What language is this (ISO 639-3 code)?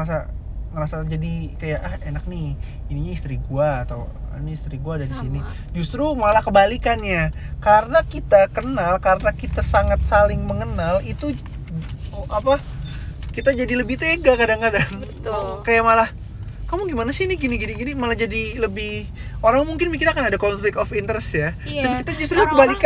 ind